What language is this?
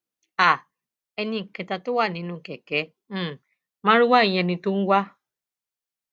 Yoruba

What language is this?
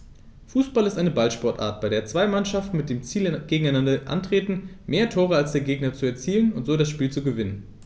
German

